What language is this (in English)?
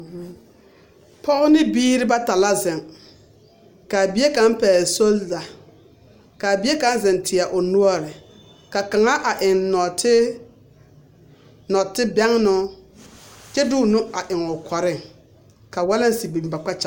Southern Dagaare